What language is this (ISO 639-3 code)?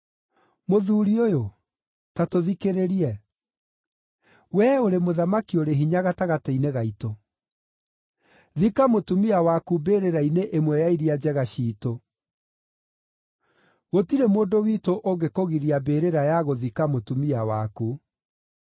kik